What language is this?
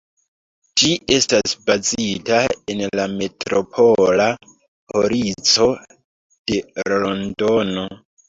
Esperanto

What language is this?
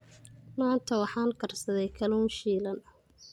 Somali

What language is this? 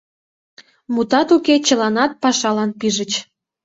Mari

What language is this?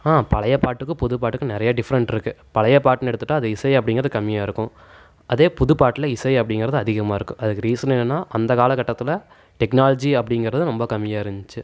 Tamil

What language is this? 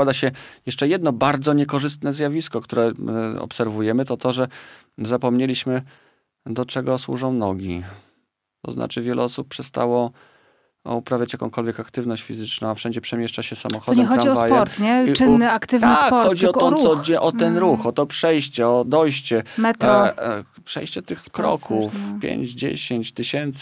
Polish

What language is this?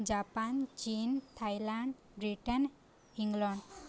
Odia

